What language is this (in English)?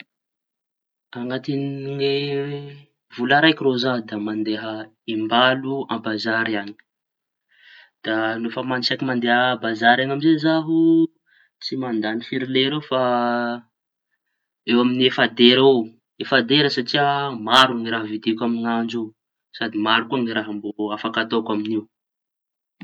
Tanosy Malagasy